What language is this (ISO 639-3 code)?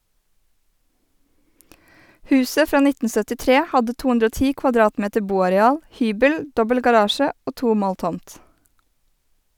nor